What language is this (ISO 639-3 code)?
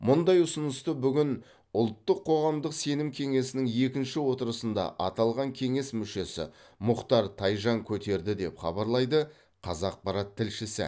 kaz